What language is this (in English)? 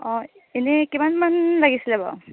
Assamese